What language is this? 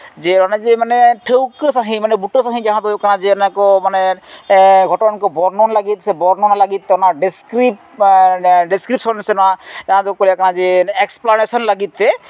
Santali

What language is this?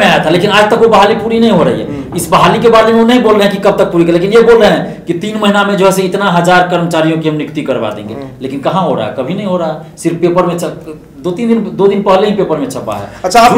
Hindi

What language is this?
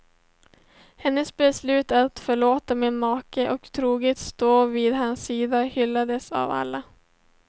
Swedish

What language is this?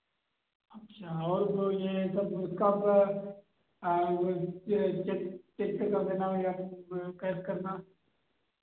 Hindi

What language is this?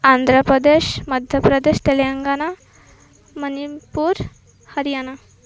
Odia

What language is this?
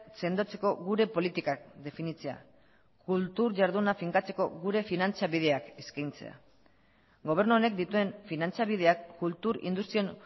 Basque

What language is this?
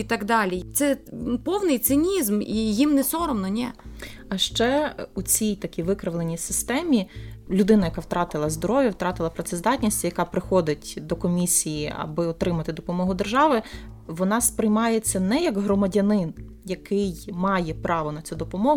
Ukrainian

